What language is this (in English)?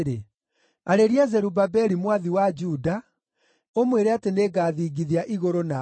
Kikuyu